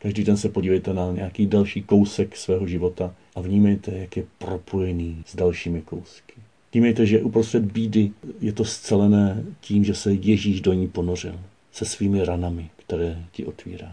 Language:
Czech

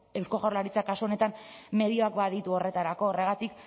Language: Basque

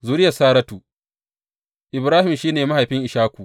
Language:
Hausa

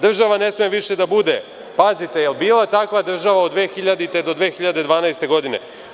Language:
Serbian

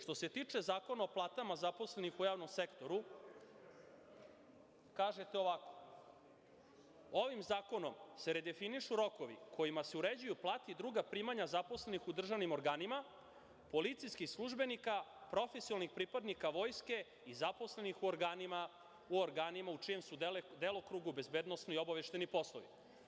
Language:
Serbian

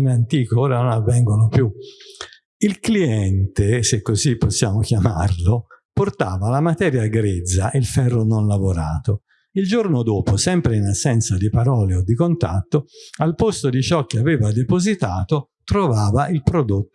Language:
Italian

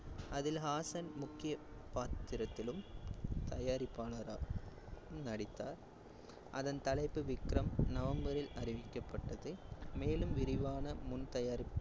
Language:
Tamil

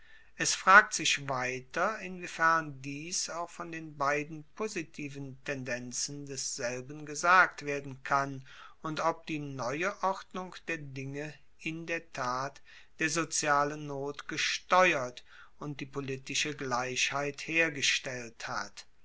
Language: German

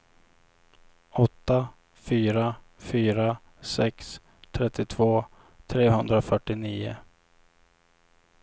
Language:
Swedish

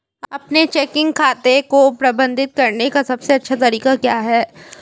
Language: Hindi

